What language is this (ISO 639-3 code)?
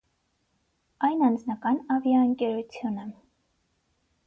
hye